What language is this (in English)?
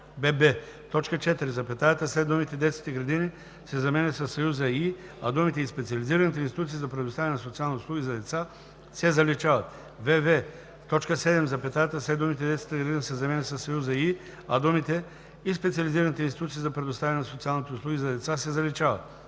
Bulgarian